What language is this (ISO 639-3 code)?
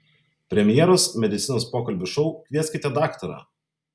lit